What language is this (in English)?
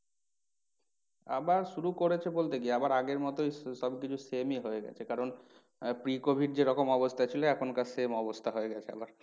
Bangla